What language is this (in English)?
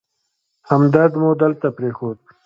Pashto